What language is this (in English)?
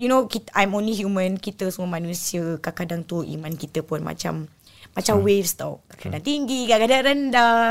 Malay